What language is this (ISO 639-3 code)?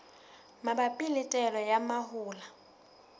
sot